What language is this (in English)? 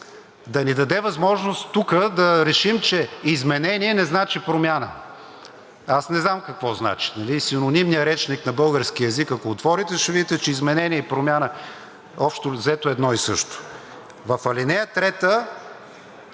Bulgarian